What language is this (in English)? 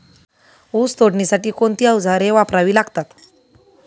Marathi